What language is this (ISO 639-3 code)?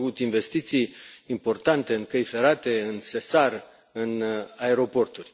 ron